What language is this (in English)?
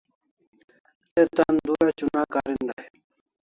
Kalasha